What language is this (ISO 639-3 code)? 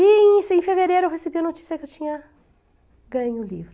por